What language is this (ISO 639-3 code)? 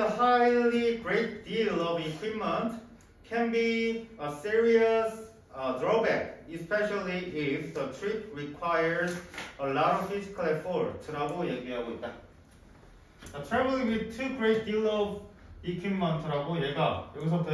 kor